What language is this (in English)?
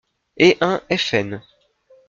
French